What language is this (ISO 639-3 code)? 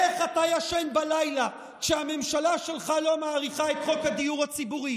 heb